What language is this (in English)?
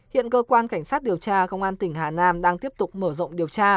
Vietnamese